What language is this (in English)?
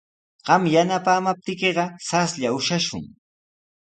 Sihuas Ancash Quechua